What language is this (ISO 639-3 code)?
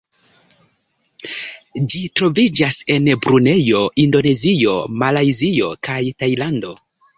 epo